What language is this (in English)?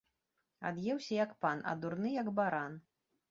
Belarusian